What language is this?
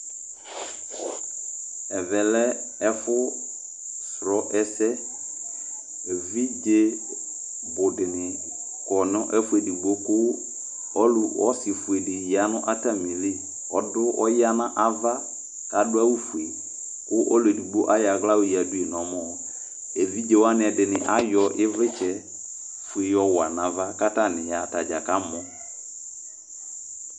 Ikposo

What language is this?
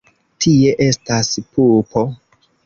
Esperanto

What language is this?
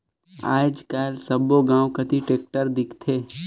Chhattisgarhi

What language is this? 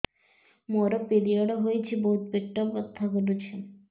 Odia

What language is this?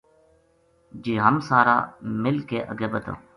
Gujari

